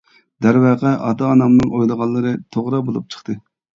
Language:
Uyghur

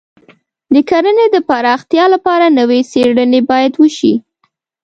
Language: Pashto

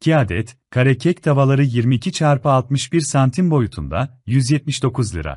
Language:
Turkish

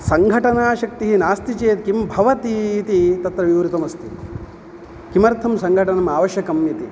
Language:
Sanskrit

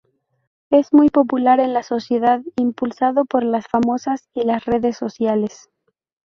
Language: Spanish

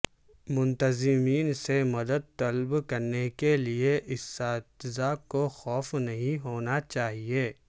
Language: Urdu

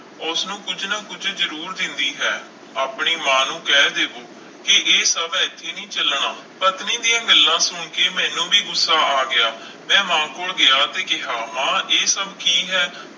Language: Punjabi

